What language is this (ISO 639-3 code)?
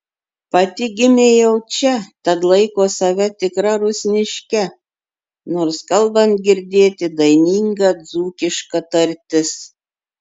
lit